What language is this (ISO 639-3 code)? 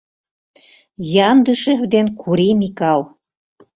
chm